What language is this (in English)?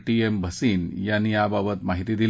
Marathi